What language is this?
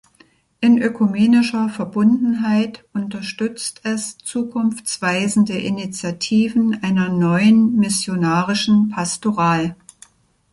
German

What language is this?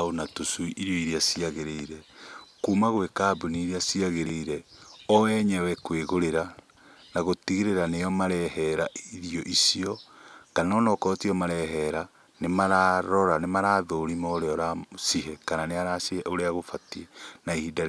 Kikuyu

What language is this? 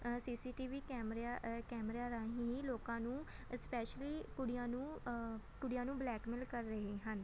Punjabi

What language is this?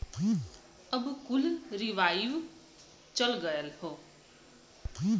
Bhojpuri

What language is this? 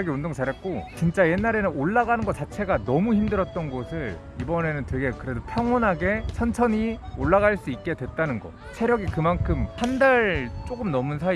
Korean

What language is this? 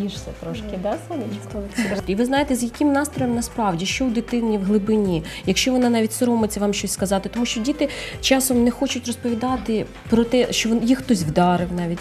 Ukrainian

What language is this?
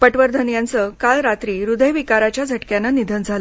Marathi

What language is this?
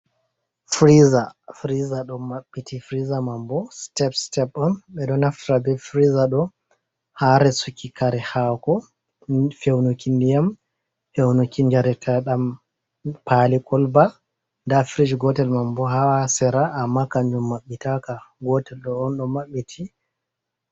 Fula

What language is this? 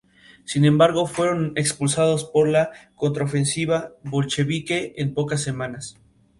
Spanish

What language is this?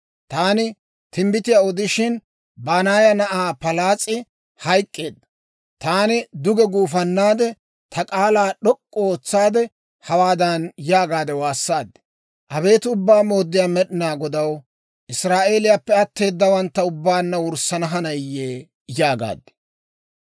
Dawro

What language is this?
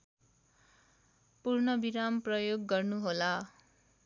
Nepali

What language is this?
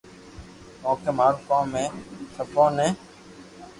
Loarki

